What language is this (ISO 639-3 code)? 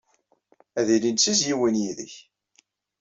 kab